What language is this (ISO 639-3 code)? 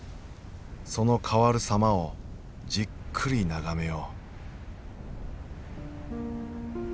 jpn